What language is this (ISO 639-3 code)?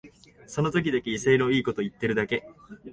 jpn